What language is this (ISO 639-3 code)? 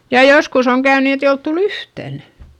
fin